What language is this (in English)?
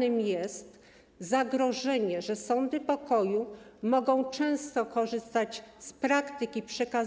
Polish